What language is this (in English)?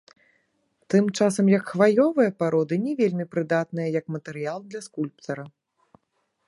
Belarusian